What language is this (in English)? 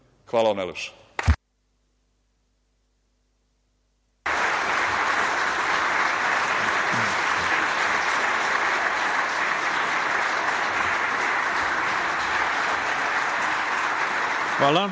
Serbian